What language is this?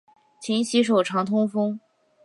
Chinese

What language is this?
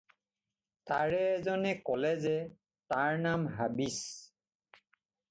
Assamese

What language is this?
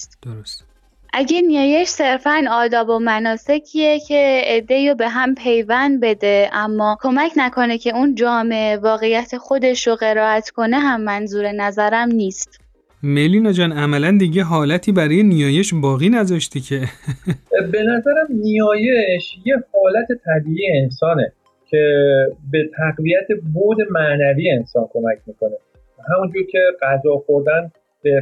Persian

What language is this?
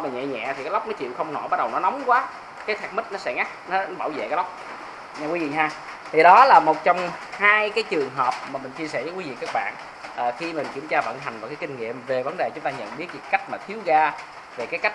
Vietnamese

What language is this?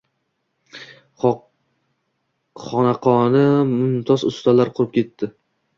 Uzbek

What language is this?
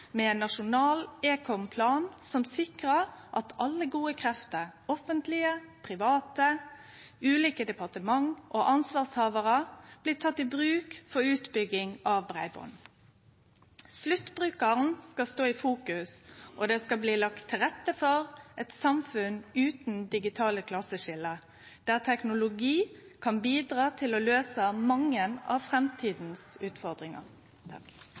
Norwegian Nynorsk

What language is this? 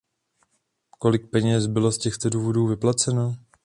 Czech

